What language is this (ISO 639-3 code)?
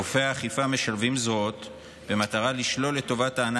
heb